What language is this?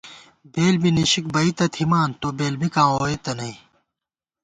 Gawar-Bati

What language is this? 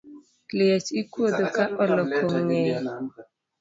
Luo (Kenya and Tanzania)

